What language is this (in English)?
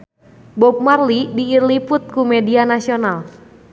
Sundanese